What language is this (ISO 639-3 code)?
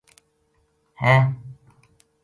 gju